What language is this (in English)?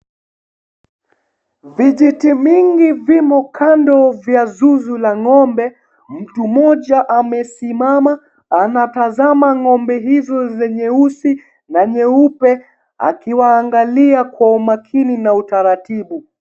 Swahili